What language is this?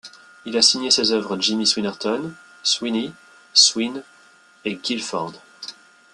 French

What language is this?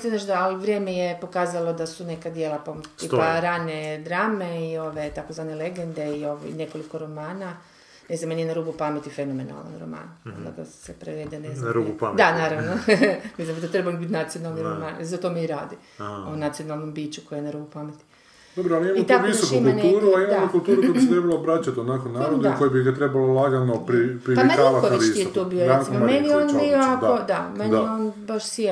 Croatian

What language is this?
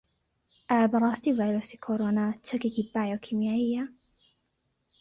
Central Kurdish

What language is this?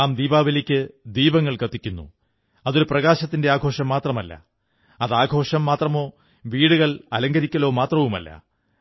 Malayalam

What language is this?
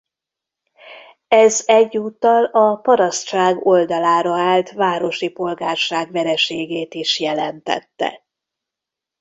Hungarian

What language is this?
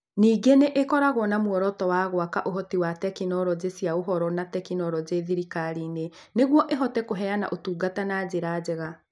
Kikuyu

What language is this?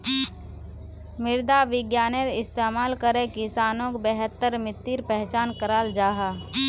Magahi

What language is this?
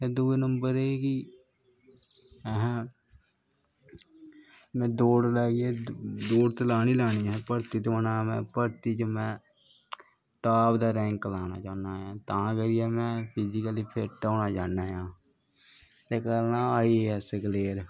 Dogri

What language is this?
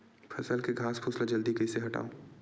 Chhattisgarhi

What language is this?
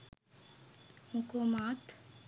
Sinhala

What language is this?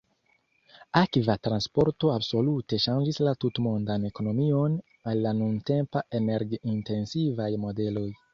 Esperanto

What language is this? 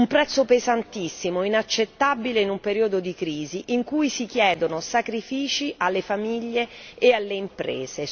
Italian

